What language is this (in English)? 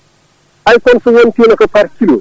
Fula